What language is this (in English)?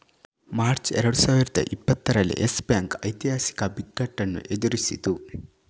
Kannada